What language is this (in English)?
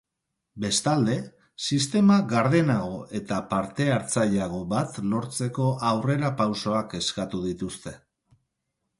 Basque